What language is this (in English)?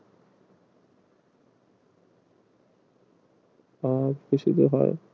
Bangla